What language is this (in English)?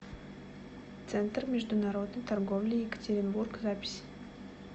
Russian